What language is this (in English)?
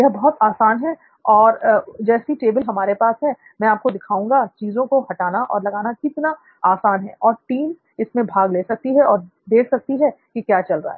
Hindi